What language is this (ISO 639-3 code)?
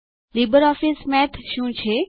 guj